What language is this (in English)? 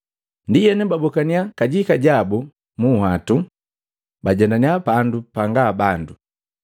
Matengo